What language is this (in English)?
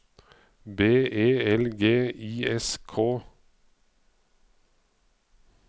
Norwegian